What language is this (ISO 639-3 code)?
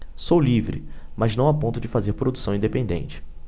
por